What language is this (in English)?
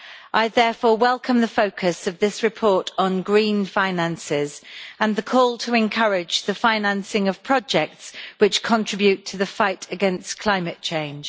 English